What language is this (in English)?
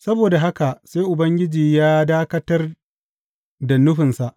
Hausa